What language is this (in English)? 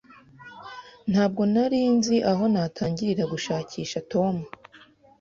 Kinyarwanda